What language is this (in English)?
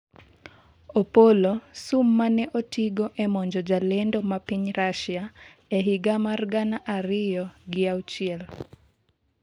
Luo (Kenya and Tanzania)